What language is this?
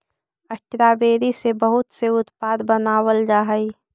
Magahi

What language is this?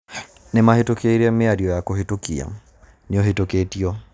Kikuyu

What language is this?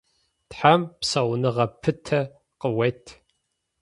Adyghe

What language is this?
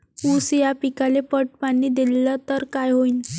Marathi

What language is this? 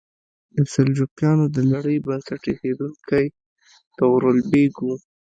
Pashto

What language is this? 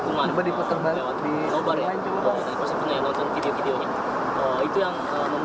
Indonesian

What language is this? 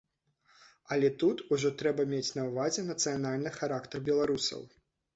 Belarusian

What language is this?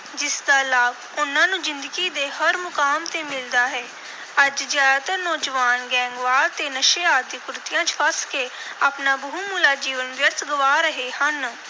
Punjabi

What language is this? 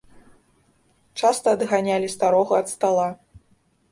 Belarusian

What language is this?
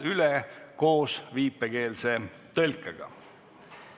Estonian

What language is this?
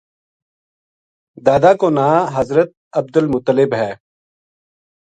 Gujari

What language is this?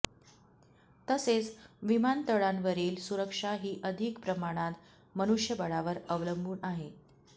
Marathi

